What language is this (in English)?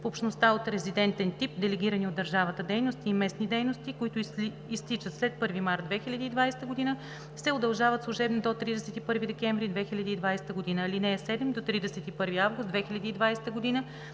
Bulgarian